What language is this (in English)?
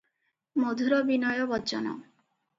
Odia